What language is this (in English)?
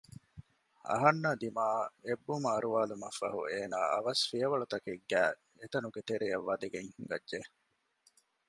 Divehi